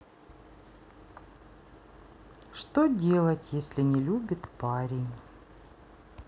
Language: Russian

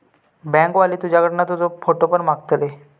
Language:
Marathi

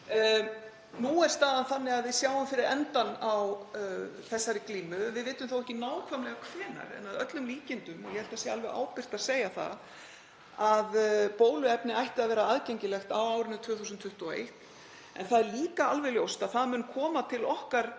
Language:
Icelandic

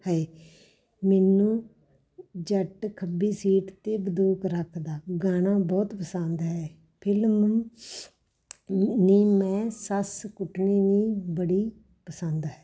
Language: Punjabi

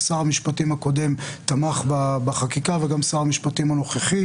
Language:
Hebrew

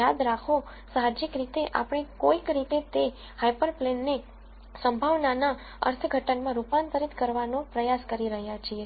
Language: Gujarati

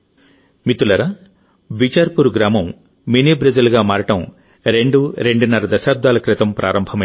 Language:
Telugu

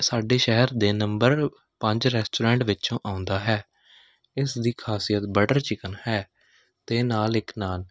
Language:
Punjabi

